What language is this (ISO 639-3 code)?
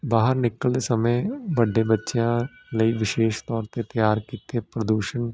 pan